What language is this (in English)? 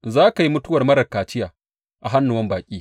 Hausa